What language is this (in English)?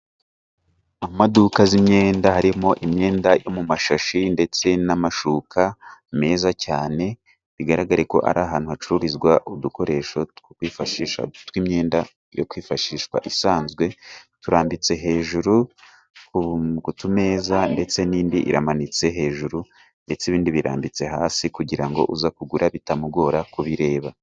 Kinyarwanda